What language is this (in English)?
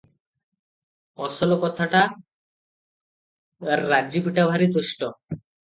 Odia